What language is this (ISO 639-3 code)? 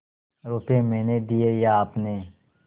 hin